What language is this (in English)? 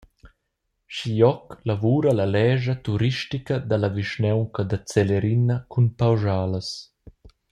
Romansh